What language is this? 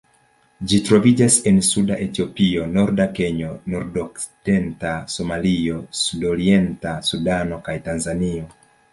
Esperanto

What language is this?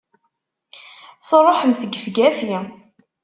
Kabyle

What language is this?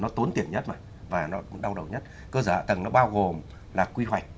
Vietnamese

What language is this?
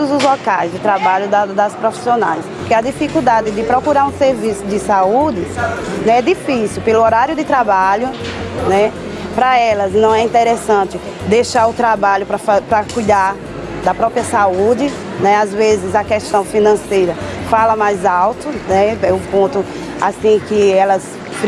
Portuguese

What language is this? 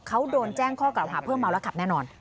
Thai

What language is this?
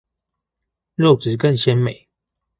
Chinese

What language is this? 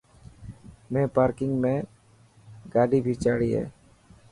Dhatki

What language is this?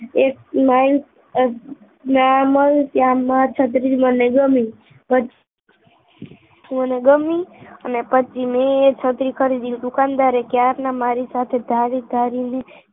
Gujarati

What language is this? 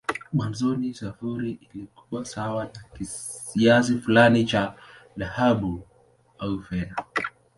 Swahili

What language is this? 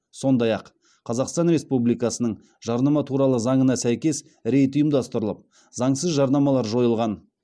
Kazakh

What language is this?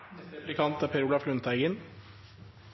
Norwegian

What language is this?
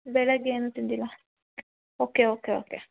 Kannada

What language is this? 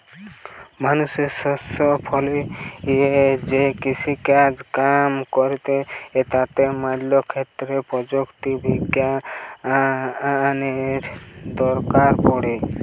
Bangla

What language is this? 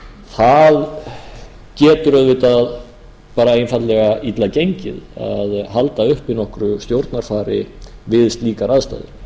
Icelandic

